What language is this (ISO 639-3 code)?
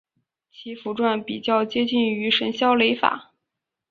zho